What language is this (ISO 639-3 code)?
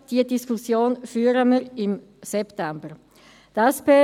gsw